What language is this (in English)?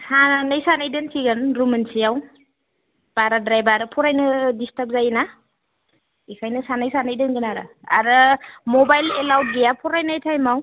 Bodo